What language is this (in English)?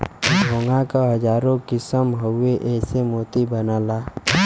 Bhojpuri